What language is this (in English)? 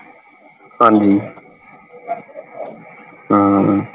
Punjabi